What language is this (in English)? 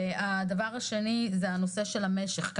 Hebrew